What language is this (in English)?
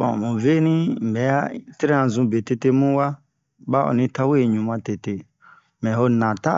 Bomu